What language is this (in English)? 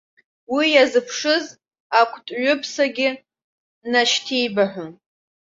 Abkhazian